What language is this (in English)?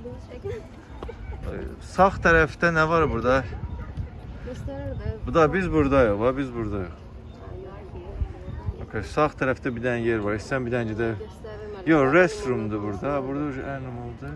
Turkish